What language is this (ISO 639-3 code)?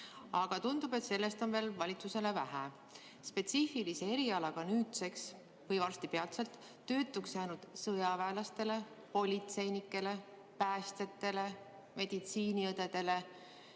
est